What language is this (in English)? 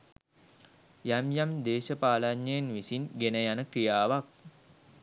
Sinhala